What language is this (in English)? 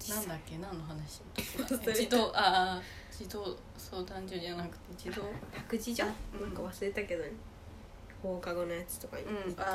Japanese